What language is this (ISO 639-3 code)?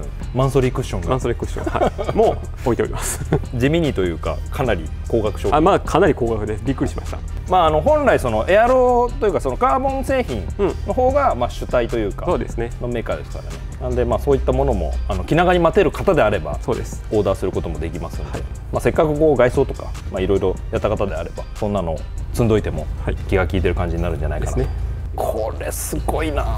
jpn